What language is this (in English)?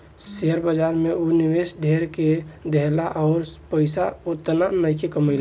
Bhojpuri